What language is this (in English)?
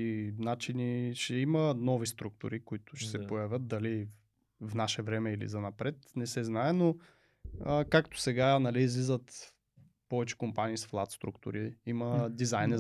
Bulgarian